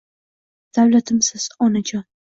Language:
Uzbek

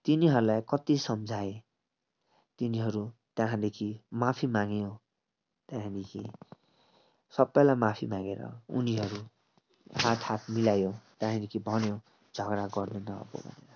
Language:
Nepali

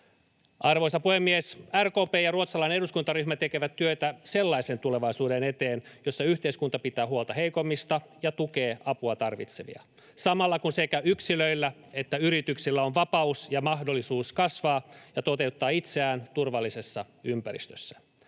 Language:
Finnish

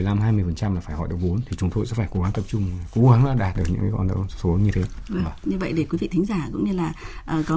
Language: Vietnamese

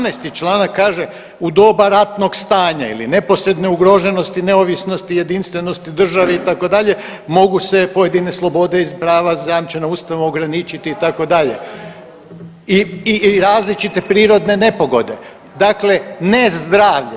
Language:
Croatian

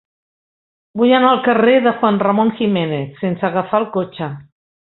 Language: Catalan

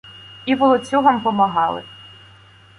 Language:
Ukrainian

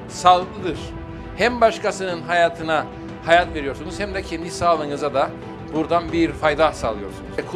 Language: Turkish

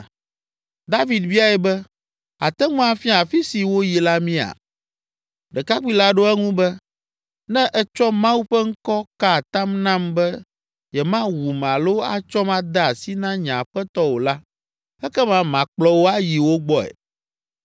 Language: Ewe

